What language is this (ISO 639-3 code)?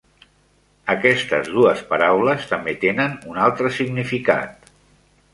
cat